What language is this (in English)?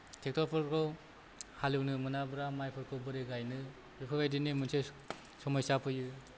Bodo